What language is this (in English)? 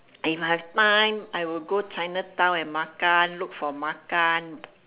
English